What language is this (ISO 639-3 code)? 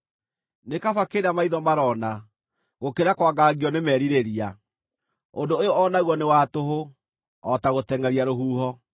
kik